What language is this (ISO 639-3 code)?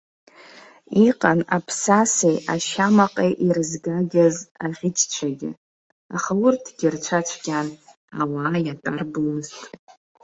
abk